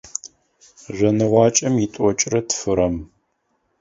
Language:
Adyghe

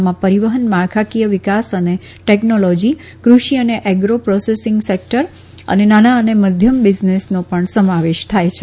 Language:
Gujarati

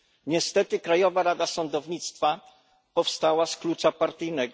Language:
Polish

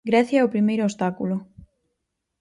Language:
Galician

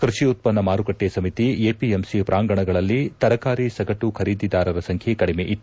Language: Kannada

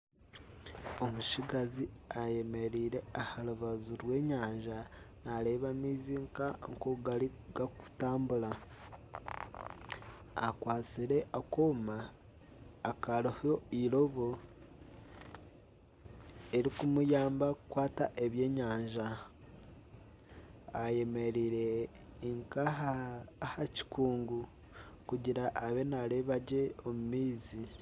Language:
Nyankole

